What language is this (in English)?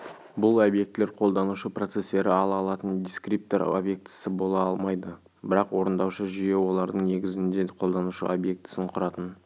Kazakh